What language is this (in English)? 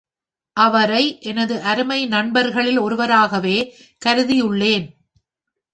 Tamil